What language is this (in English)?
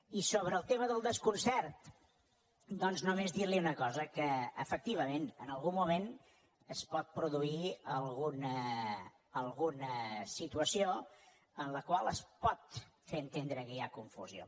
Catalan